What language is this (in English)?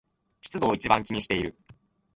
Japanese